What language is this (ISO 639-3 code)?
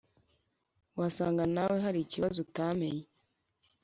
kin